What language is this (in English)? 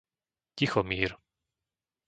Slovak